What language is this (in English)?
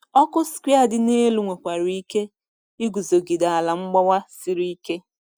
Igbo